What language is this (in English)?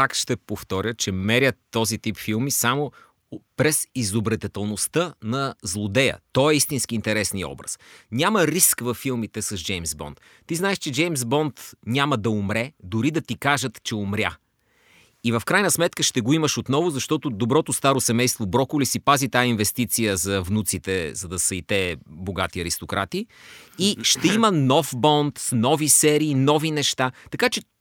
Bulgarian